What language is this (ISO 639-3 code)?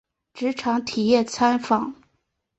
zho